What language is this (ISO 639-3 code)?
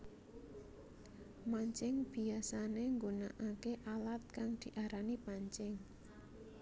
jav